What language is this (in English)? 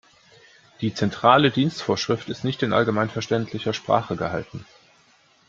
German